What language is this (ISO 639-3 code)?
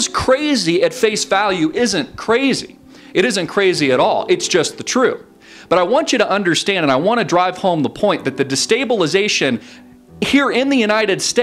eng